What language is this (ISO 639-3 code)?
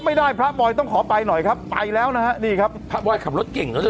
tha